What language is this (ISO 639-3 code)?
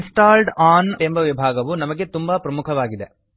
kan